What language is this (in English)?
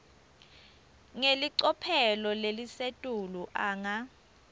Swati